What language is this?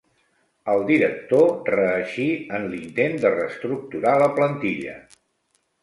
Catalan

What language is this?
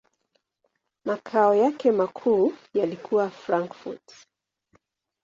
Swahili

